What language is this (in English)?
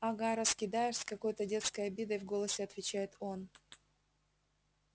Russian